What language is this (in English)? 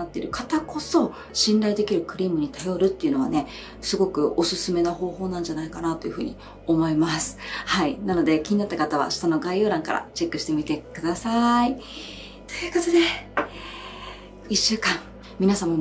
Japanese